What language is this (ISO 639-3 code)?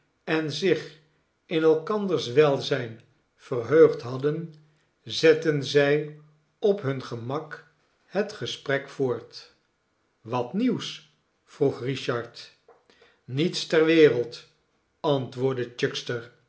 nld